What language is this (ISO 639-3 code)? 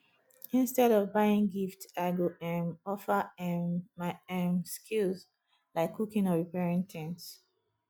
pcm